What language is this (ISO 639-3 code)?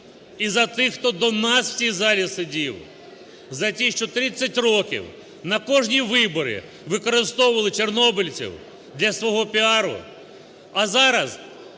ukr